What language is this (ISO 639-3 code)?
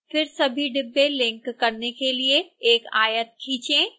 hin